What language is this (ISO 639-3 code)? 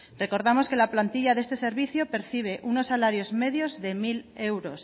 spa